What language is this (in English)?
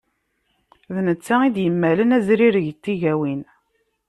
Kabyle